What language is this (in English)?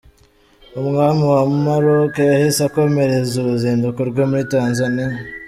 Kinyarwanda